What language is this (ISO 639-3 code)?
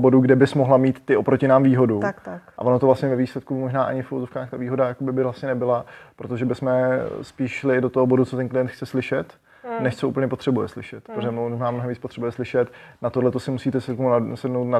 ces